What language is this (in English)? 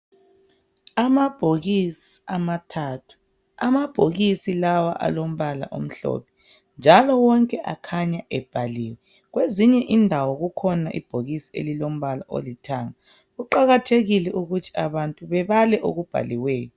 North Ndebele